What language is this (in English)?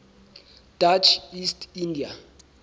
Southern Sotho